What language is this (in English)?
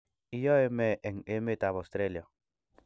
Kalenjin